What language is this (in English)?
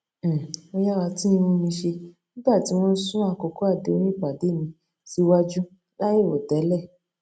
Yoruba